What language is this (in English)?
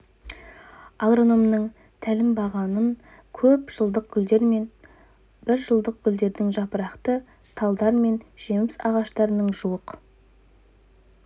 Kazakh